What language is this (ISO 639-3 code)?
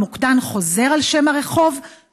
heb